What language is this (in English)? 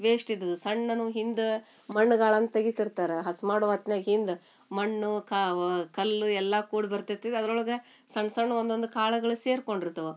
Kannada